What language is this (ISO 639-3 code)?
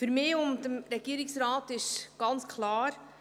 gsw